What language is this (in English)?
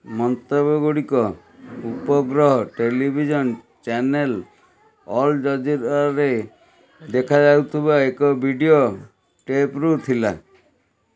Odia